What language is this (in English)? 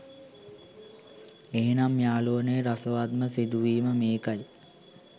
Sinhala